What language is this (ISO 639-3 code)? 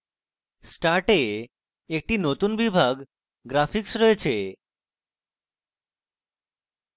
ben